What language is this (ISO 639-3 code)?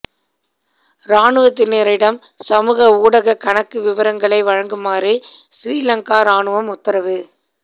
tam